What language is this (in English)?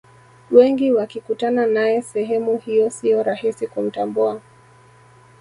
Swahili